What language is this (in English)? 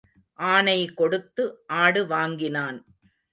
Tamil